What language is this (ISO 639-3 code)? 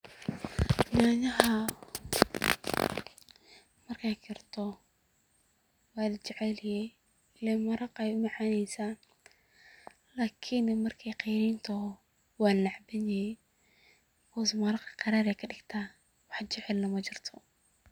som